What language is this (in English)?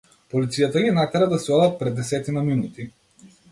Macedonian